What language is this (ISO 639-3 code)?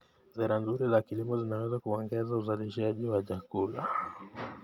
kln